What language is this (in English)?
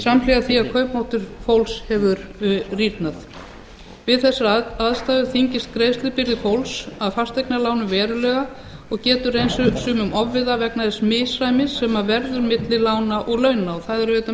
Icelandic